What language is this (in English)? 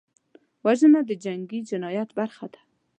Pashto